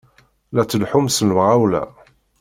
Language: Kabyle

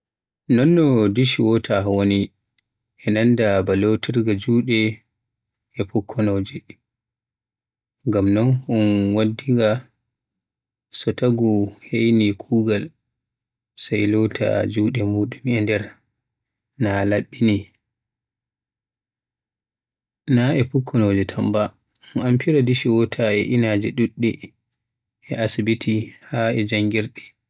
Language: Western Niger Fulfulde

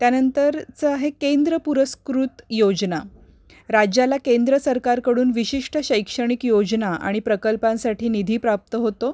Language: Marathi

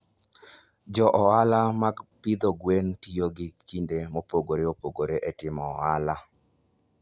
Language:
Luo (Kenya and Tanzania)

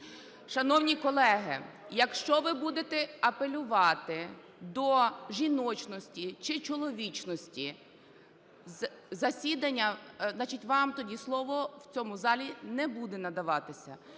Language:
Ukrainian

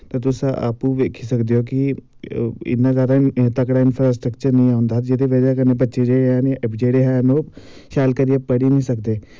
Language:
Dogri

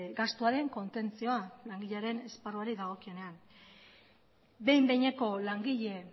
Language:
Basque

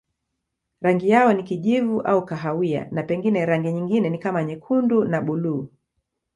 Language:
Swahili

